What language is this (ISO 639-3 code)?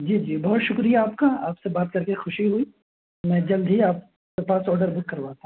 urd